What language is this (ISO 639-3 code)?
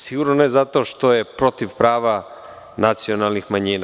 srp